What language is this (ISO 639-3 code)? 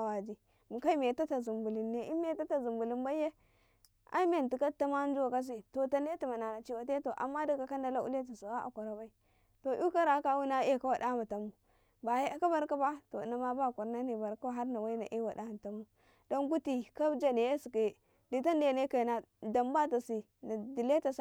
kai